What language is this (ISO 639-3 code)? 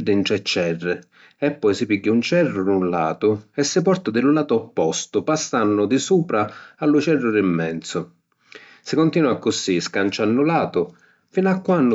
scn